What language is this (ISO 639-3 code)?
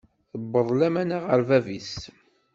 kab